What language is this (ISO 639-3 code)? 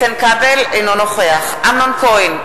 heb